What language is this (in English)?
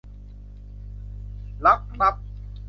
Thai